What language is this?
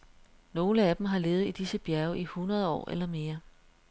Danish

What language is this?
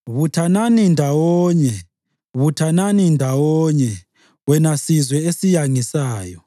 North Ndebele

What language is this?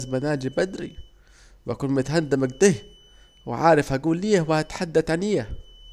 Saidi Arabic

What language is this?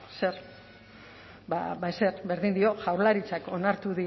Basque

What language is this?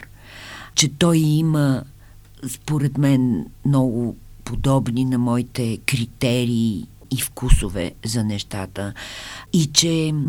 Bulgarian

